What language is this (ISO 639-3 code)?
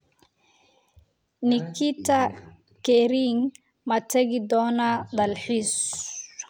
som